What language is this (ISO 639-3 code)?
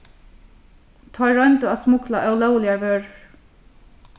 fao